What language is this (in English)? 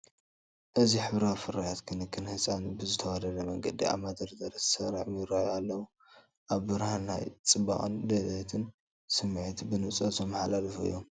Tigrinya